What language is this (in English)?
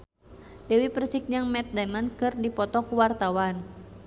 Sundanese